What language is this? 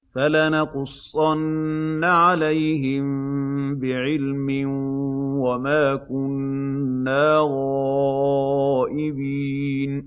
Arabic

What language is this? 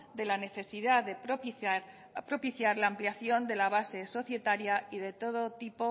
Spanish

